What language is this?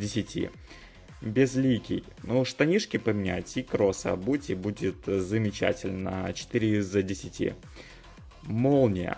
Russian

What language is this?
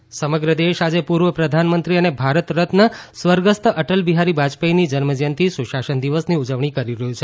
Gujarati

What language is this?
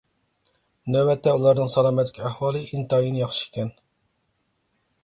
Uyghur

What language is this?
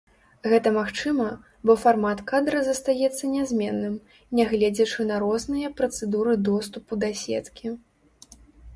Belarusian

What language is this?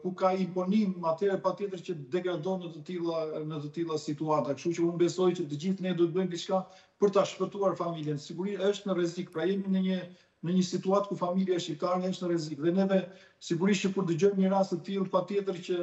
Romanian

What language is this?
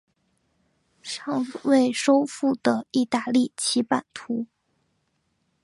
Chinese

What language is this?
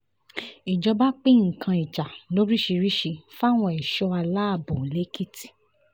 Yoruba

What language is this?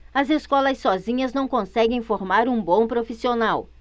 Portuguese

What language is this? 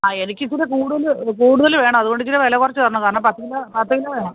Malayalam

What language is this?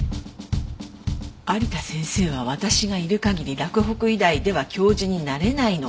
Japanese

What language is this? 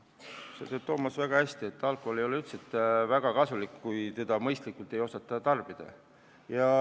Estonian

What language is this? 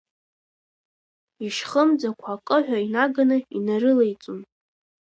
Abkhazian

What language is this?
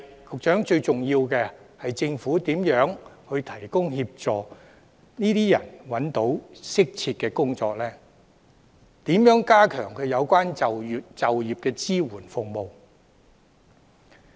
Cantonese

